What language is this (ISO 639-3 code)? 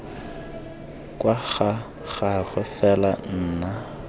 tsn